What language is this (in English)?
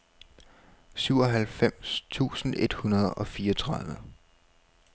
Danish